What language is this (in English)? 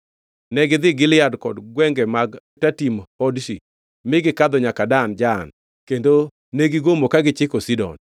Luo (Kenya and Tanzania)